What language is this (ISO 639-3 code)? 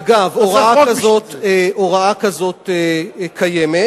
heb